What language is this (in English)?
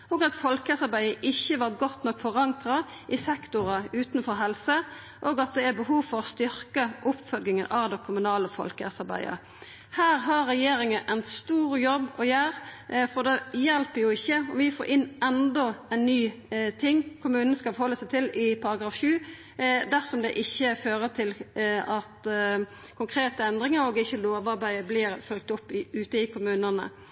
Norwegian Nynorsk